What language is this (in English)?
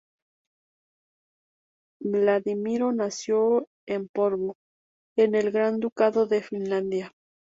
Spanish